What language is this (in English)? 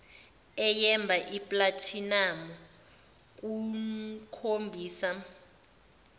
Zulu